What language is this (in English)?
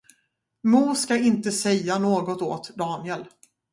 Swedish